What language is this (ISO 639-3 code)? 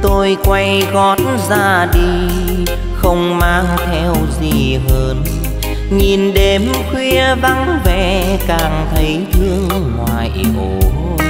vie